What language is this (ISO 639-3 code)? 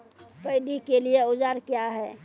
mai